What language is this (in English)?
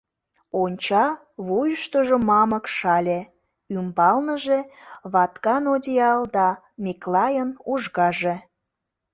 Mari